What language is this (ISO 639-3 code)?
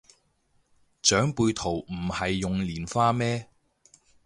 yue